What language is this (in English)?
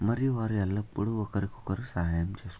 Telugu